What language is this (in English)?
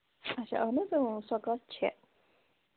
Kashmiri